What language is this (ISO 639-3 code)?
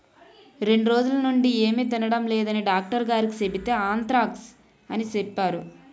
tel